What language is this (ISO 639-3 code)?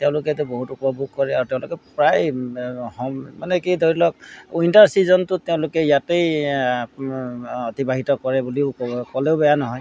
asm